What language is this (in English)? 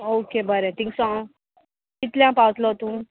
Konkani